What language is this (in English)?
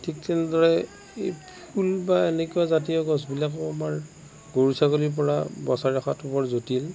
Assamese